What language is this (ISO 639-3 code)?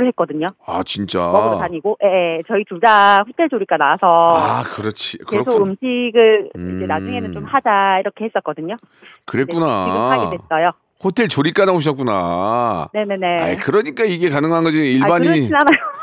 kor